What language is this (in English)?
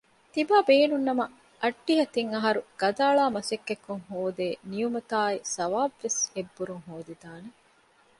Divehi